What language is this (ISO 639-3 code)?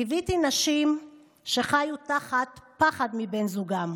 heb